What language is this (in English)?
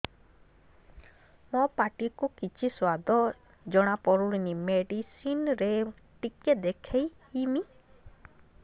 Odia